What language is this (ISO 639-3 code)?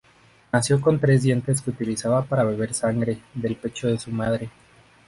spa